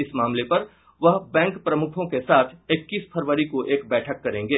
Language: Hindi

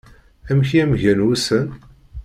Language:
Kabyle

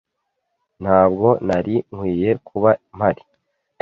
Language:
Kinyarwanda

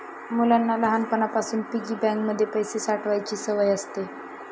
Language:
Marathi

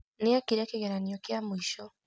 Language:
Kikuyu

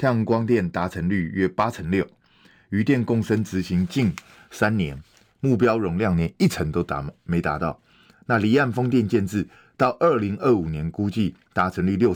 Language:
Chinese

